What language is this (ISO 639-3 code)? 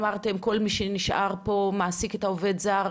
heb